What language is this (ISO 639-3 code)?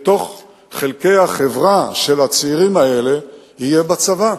heb